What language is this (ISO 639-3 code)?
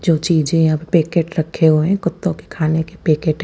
hin